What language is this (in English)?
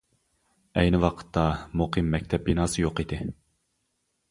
Uyghur